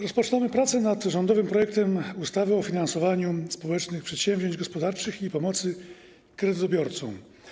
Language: Polish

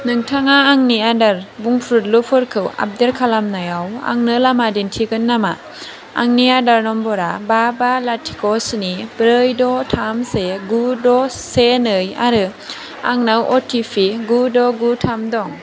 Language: Bodo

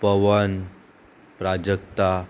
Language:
Konkani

